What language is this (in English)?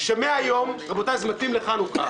Hebrew